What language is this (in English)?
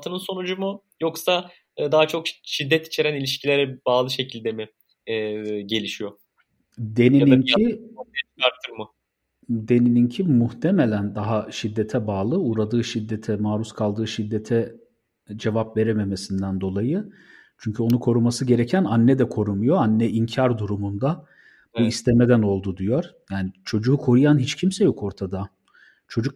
Turkish